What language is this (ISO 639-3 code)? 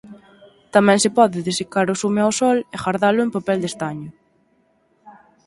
glg